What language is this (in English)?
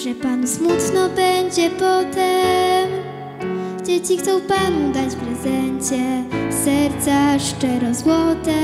Polish